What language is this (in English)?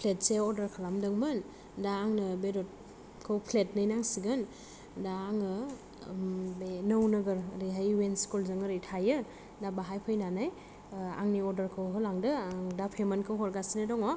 Bodo